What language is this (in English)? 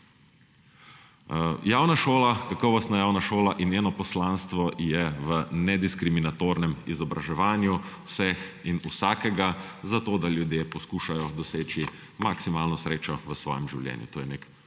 Slovenian